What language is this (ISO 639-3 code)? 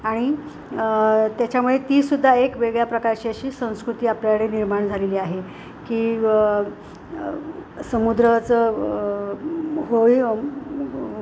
mar